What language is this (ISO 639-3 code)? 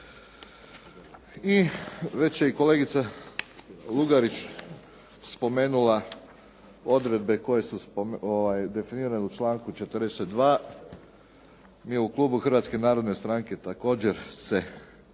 hrv